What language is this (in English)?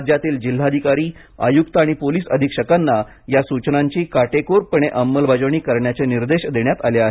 Marathi